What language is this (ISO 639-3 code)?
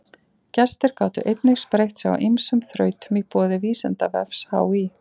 isl